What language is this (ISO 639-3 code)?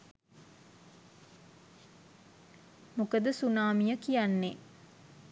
sin